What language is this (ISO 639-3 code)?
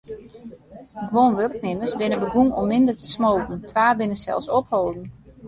fry